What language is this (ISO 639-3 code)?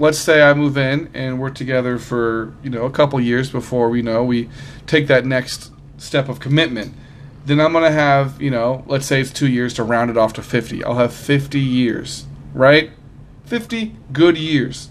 eng